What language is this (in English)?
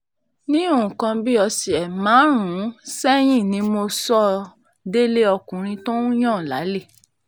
Yoruba